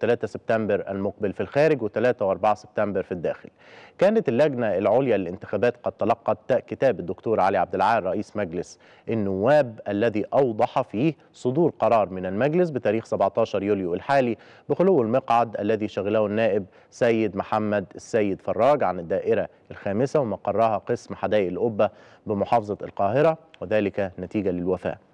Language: Arabic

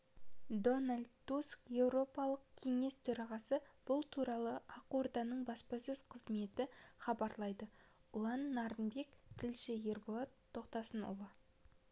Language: Kazakh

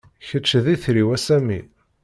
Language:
Kabyle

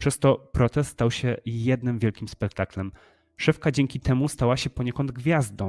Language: Polish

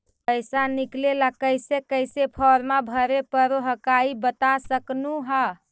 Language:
Magahi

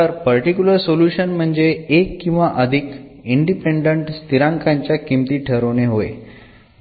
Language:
Marathi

